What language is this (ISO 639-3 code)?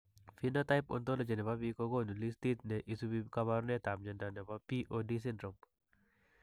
kln